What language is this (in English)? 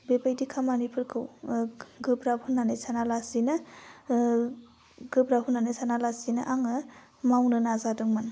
Bodo